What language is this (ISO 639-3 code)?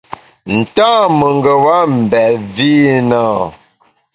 bax